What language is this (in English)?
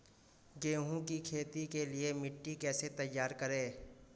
Hindi